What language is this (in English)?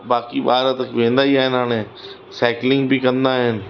Sindhi